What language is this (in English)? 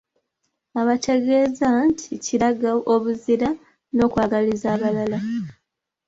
Ganda